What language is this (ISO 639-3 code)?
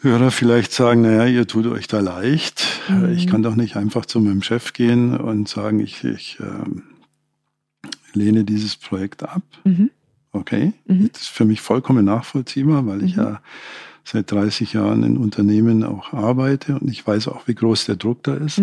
deu